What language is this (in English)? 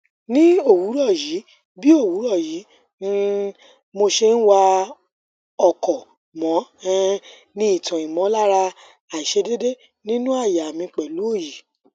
Yoruba